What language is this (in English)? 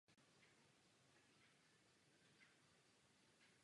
Czech